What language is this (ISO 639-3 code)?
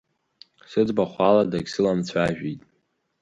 abk